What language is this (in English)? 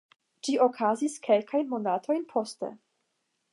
Esperanto